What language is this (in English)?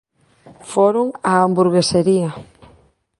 Galician